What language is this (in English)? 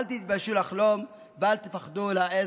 Hebrew